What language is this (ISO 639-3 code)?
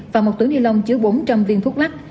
vie